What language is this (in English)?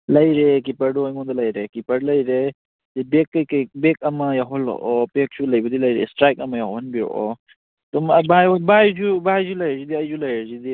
Manipuri